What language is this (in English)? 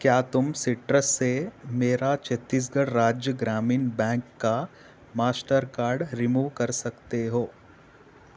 Urdu